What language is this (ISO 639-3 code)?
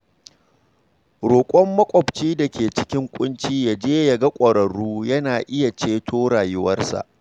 hau